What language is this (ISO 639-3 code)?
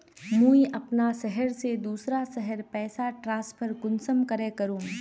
mag